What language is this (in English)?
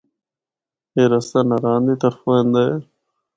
Northern Hindko